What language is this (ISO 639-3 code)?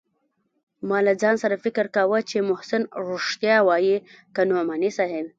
pus